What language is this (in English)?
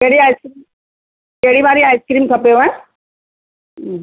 Sindhi